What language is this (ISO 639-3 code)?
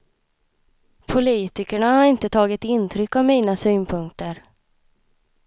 swe